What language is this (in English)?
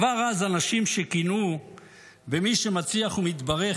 Hebrew